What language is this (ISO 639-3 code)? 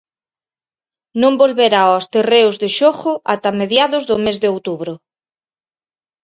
glg